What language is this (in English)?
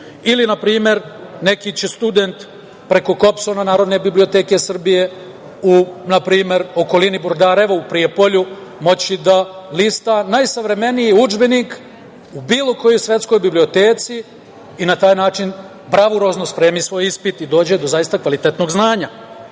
Serbian